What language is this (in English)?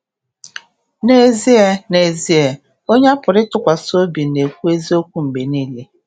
Igbo